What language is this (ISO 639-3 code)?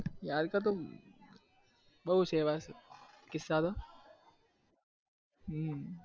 guj